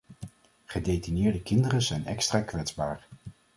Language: Dutch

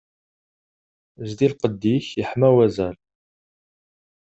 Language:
Kabyle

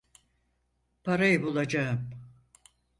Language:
Turkish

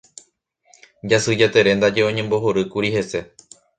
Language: Guarani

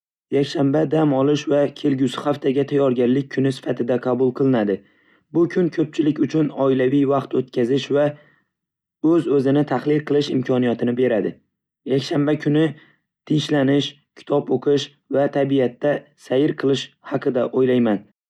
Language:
Uzbek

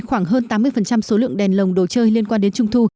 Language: Vietnamese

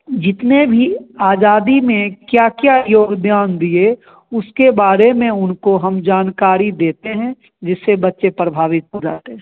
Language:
Hindi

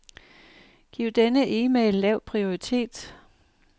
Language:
Danish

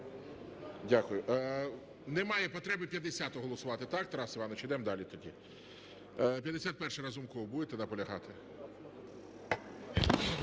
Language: Ukrainian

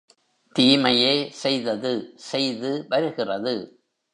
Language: Tamil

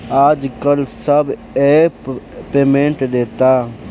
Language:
Bhojpuri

